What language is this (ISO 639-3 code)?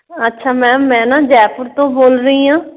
pan